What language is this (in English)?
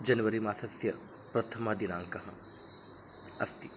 Sanskrit